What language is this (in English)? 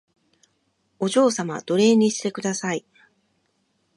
Japanese